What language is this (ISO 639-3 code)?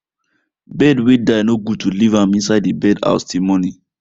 pcm